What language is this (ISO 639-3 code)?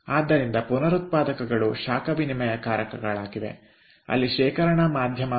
kan